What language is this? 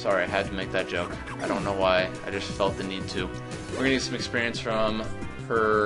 English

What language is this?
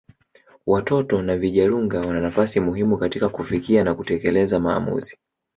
Swahili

